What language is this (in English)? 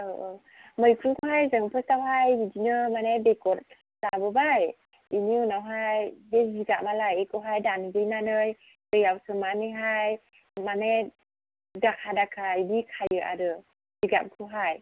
Bodo